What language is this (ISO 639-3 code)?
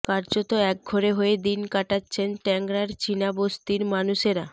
ben